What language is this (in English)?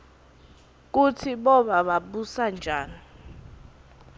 Swati